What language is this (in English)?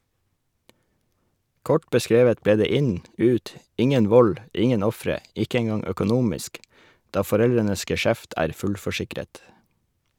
Norwegian